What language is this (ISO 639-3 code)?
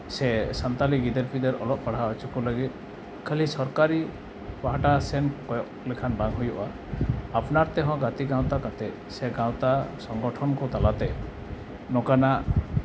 sat